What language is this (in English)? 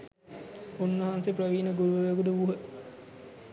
Sinhala